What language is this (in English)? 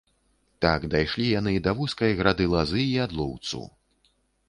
Belarusian